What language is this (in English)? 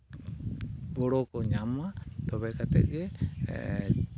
Santali